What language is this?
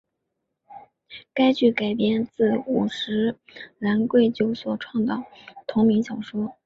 Chinese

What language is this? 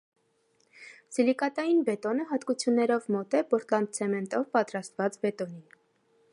Armenian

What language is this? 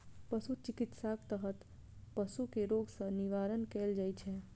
Maithili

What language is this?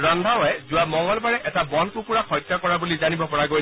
Assamese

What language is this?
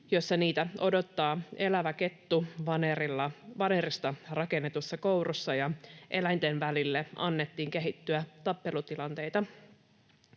Finnish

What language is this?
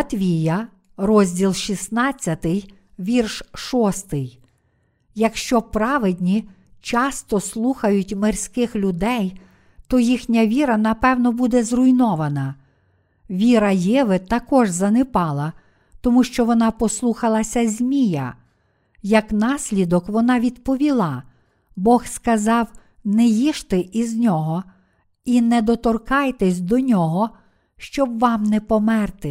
Ukrainian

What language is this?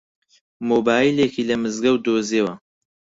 Central Kurdish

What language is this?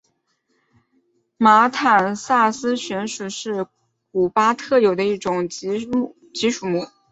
Chinese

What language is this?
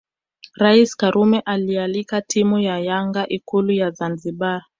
Swahili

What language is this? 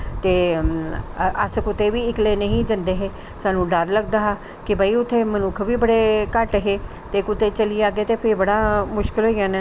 Dogri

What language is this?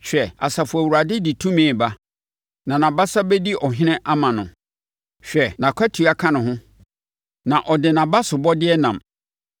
Akan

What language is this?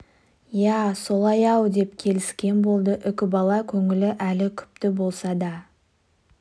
Kazakh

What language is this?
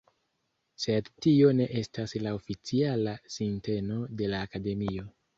Esperanto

